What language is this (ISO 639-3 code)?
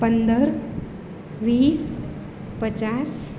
guj